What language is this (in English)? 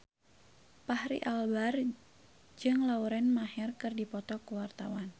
Sundanese